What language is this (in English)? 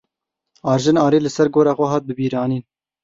Kurdish